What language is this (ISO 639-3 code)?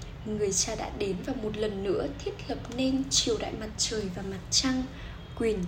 vie